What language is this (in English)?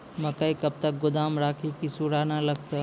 Maithili